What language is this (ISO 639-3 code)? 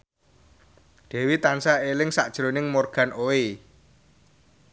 jav